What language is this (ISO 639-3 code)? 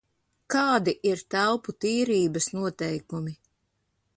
lav